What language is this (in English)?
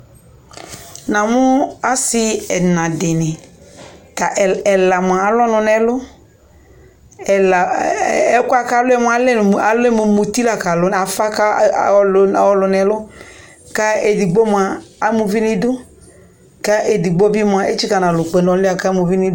Ikposo